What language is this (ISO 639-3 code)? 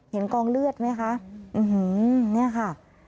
tha